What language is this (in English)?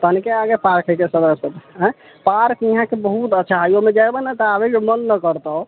Maithili